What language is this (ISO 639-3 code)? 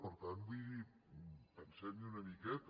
cat